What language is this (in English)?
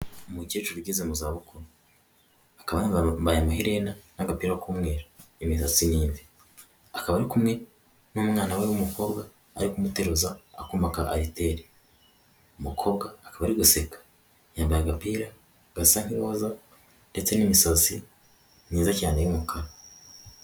Kinyarwanda